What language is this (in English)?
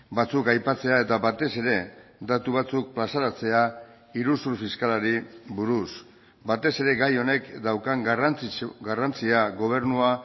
Basque